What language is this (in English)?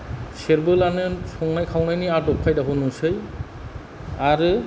Bodo